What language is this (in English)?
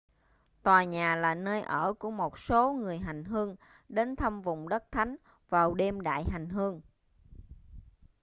Vietnamese